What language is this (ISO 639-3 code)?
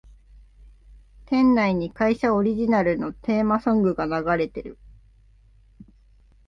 jpn